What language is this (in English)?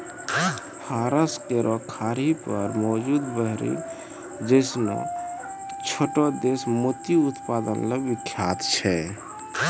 Maithili